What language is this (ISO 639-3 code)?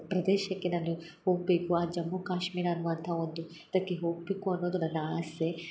kan